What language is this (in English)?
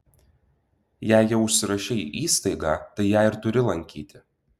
Lithuanian